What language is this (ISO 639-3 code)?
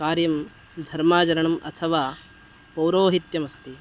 san